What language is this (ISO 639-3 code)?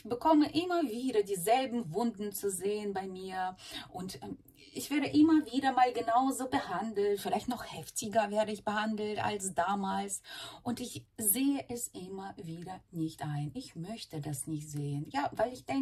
deu